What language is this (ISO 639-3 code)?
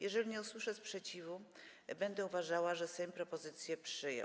pol